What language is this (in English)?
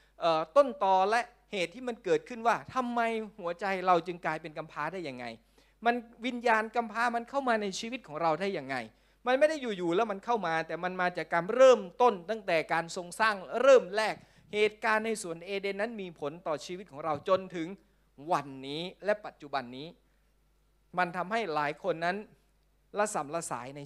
Thai